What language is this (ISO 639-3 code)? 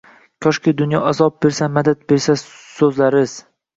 uzb